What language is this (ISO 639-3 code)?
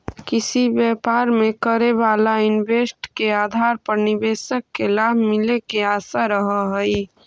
mag